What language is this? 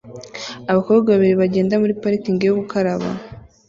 Kinyarwanda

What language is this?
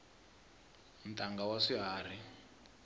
Tsonga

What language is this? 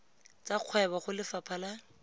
Tswana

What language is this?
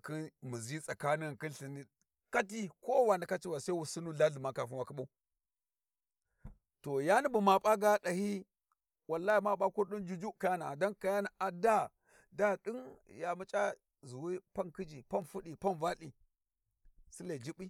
Warji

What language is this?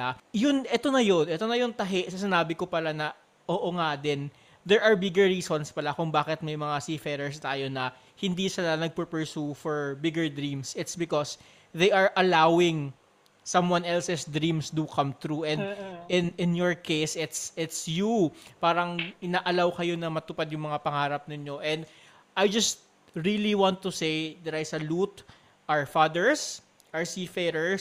Filipino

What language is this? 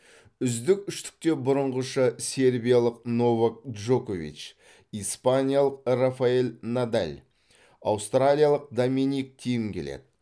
Kazakh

